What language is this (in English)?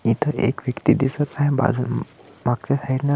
Marathi